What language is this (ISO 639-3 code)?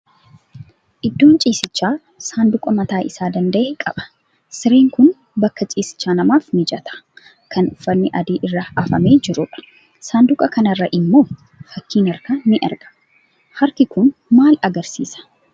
orm